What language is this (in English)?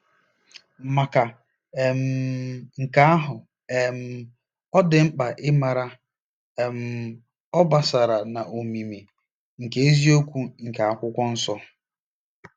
Igbo